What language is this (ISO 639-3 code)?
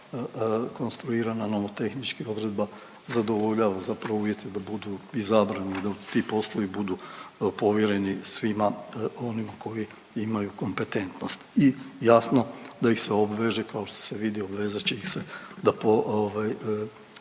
hrv